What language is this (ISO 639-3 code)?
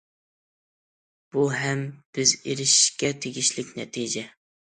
uig